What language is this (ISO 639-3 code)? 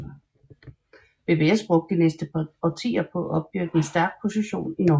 dan